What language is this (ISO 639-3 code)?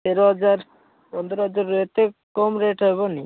ori